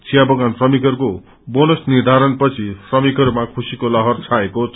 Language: Nepali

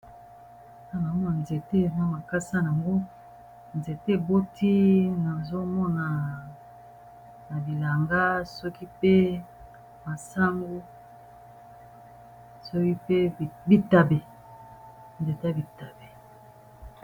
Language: Lingala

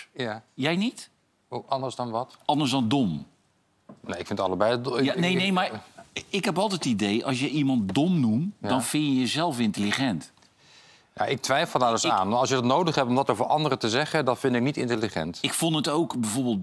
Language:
Dutch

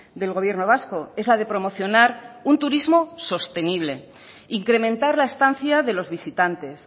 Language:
Spanish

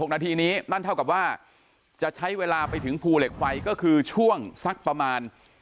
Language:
Thai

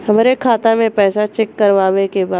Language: Bhojpuri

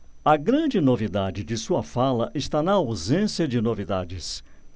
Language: Portuguese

